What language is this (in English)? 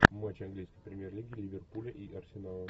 Russian